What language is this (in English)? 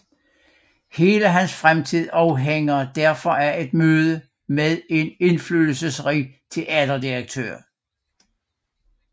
Danish